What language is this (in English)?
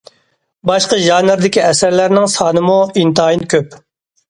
Uyghur